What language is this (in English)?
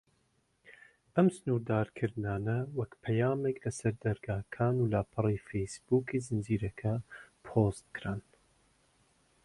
Central Kurdish